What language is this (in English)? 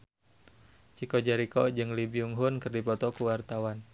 Sundanese